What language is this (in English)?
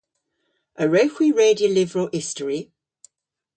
Cornish